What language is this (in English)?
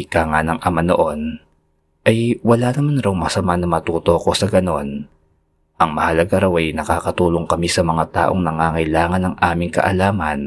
Filipino